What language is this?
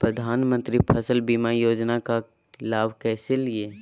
Magahi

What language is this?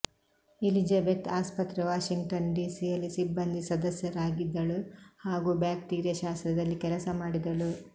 Kannada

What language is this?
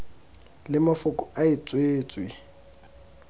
Tswana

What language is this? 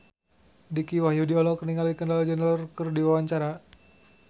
Sundanese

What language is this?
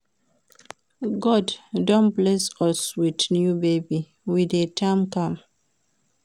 Nigerian Pidgin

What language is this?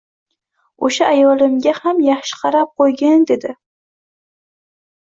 Uzbek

